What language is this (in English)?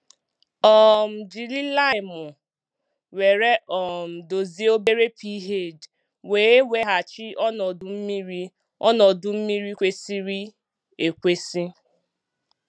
Igbo